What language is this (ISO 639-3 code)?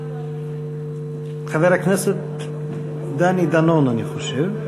heb